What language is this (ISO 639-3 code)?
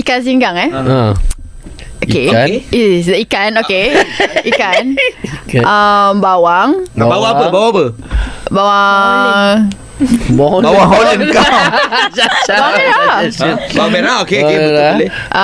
msa